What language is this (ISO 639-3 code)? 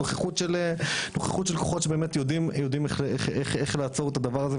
heb